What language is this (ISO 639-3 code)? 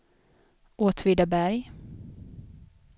swe